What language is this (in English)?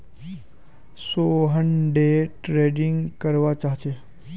Magahi